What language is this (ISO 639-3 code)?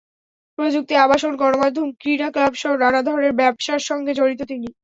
ben